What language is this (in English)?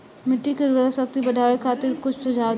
Bhojpuri